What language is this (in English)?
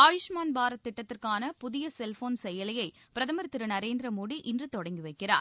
Tamil